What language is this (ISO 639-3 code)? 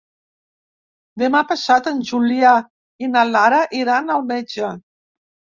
cat